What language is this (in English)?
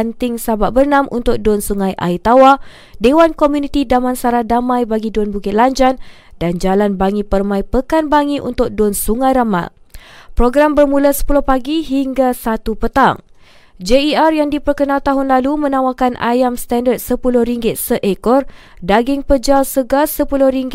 Malay